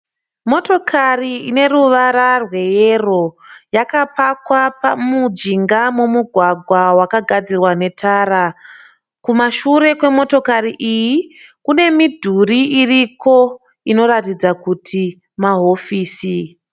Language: Shona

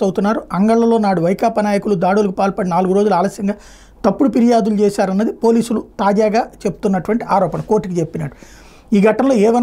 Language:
Telugu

